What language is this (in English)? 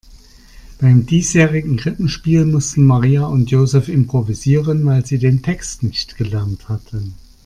German